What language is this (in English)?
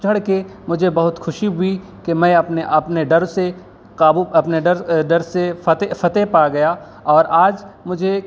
Urdu